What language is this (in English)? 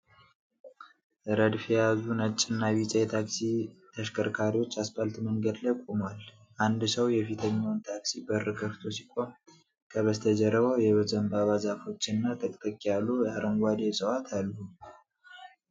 Amharic